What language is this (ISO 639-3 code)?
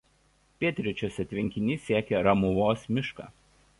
lit